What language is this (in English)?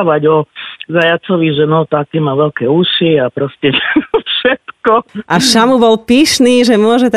Slovak